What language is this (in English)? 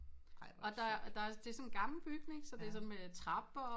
Danish